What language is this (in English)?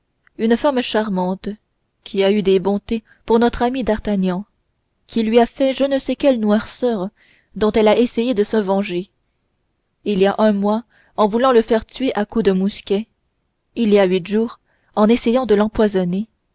French